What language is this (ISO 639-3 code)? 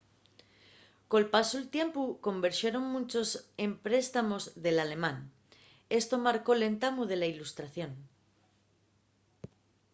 ast